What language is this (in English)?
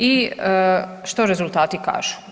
Croatian